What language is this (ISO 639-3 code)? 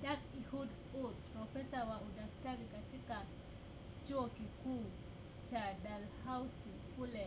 swa